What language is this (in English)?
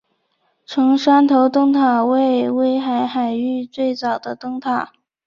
Chinese